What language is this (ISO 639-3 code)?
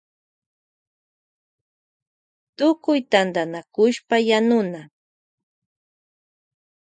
qvj